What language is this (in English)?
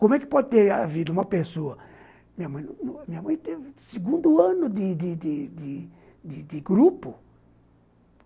Portuguese